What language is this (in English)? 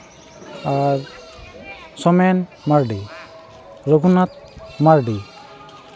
Santali